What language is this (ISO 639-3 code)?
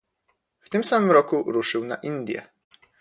pol